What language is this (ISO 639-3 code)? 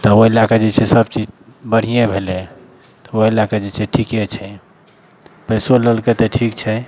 mai